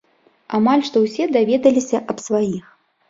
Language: Belarusian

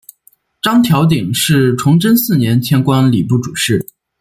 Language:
Chinese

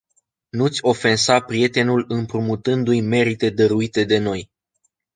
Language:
Romanian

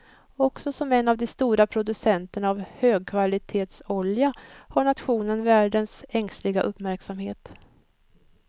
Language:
Swedish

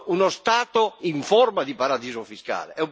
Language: Italian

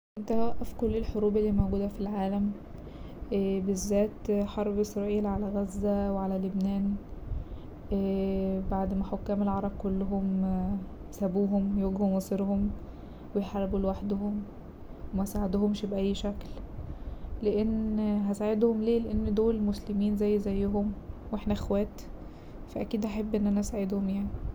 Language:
Egyptian Arabic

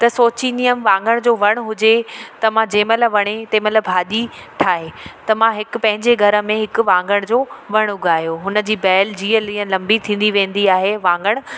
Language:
Sindhi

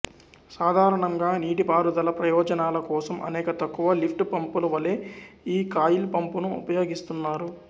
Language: Telugu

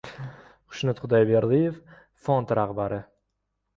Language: Uzbek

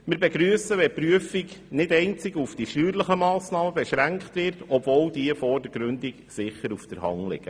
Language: Swiss German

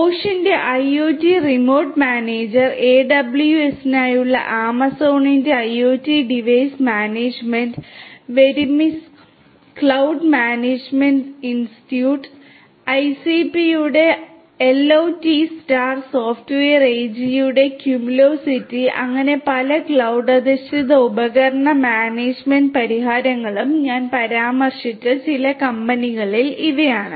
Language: Malayalam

